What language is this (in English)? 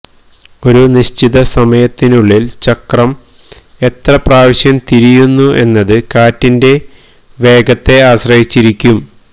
Malayalam